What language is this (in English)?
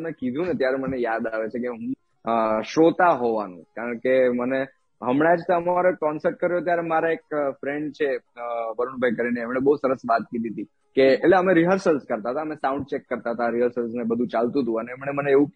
Gujarati